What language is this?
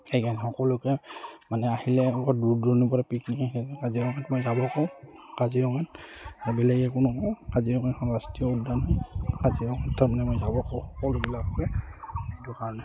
Assamese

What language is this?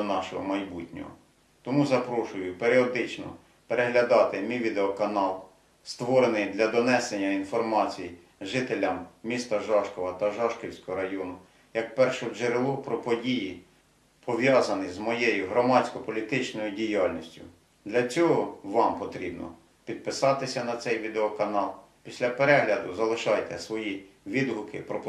Ukrainian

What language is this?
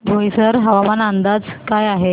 Marathi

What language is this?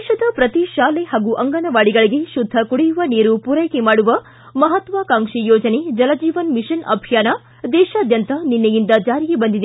Kannada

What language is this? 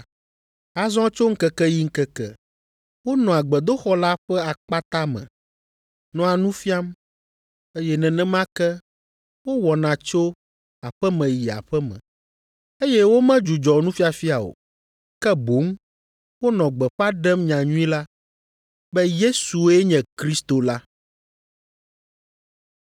Ewe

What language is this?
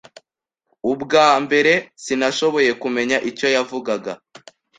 Kinyarwanda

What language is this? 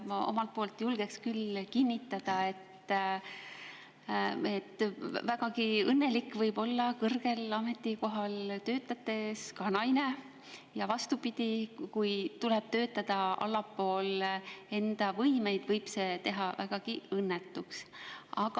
Estonian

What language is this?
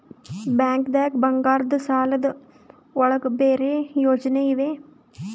Kannada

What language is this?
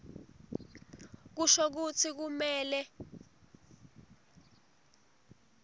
Swati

